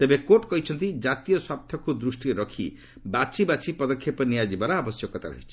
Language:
Odia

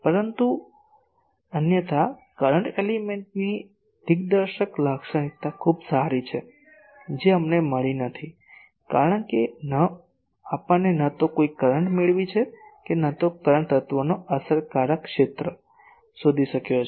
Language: Gujarati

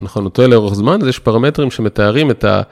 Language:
Hebrew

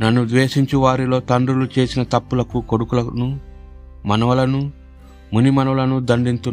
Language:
Telugu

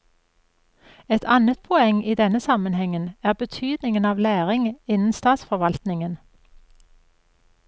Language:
Norwegian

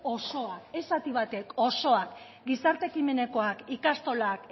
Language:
Basque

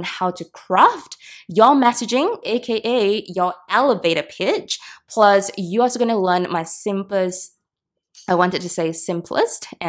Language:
English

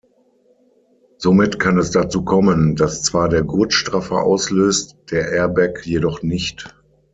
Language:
German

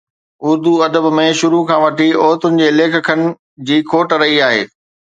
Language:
Sindhi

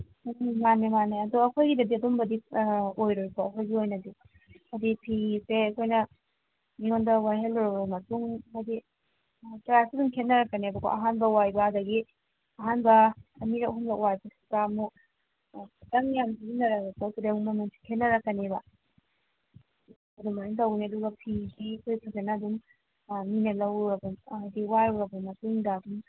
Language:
Manipuri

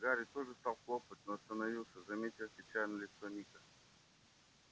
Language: Russian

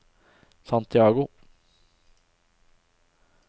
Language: Norwegian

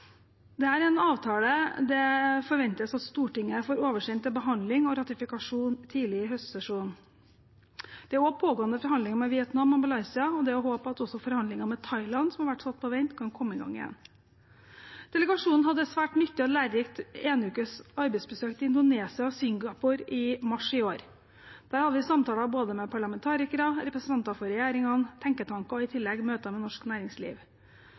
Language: Norwegian Bokmål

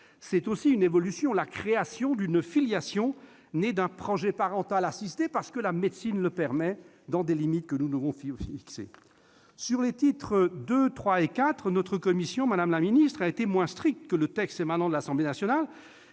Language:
French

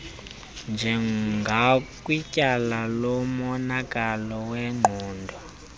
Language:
Xhosa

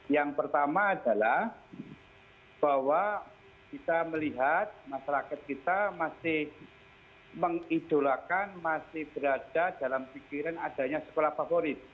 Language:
Indonesian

